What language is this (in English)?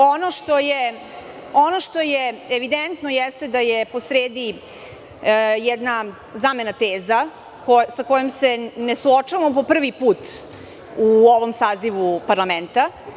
Serbian